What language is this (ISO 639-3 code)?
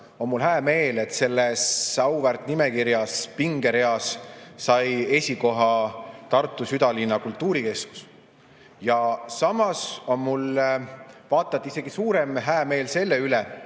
est